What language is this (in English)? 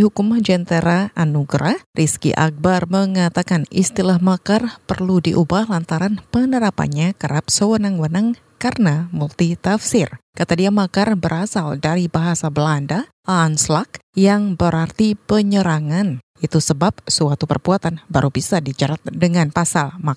Indonesian